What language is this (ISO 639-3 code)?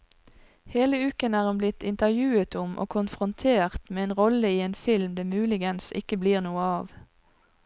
nor